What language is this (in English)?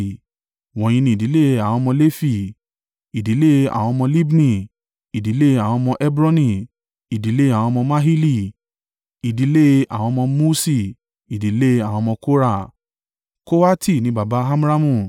Yoruba